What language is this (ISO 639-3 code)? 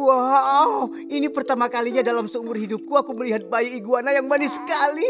ind